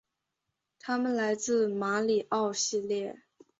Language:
Chinese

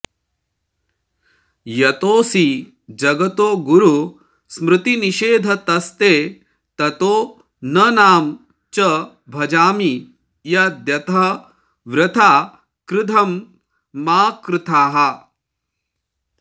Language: Sanskrit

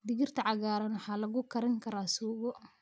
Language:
Somali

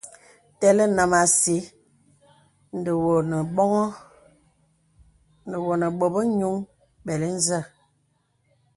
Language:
Bebele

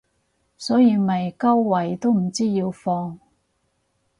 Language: Cantonese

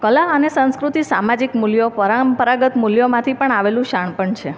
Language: Gujarati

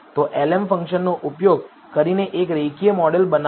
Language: Gujarati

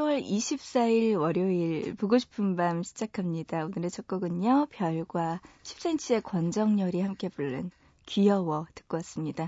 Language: Korean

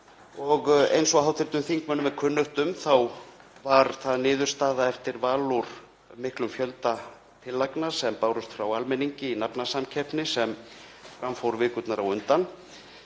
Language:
Icelandic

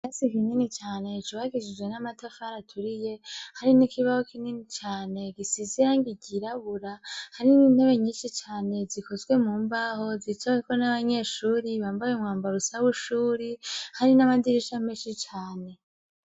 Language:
Rundi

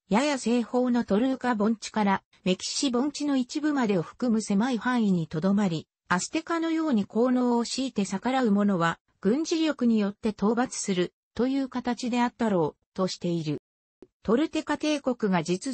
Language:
Japanese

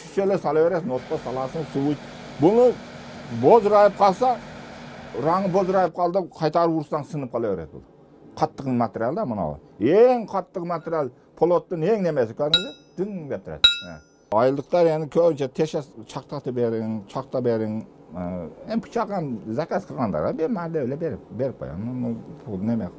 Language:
Turkish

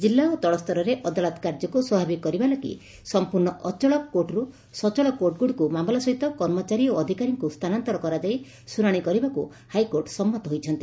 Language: Odia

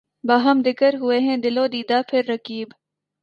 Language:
Urdu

